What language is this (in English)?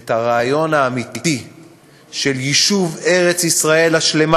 Hebrew